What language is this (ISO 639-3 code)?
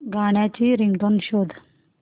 mar